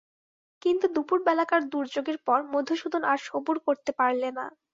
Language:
Bangla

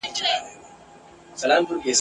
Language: Pashto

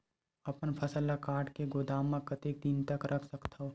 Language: Chhattisgarhi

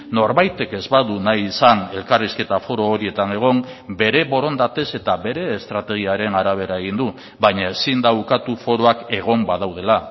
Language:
Basque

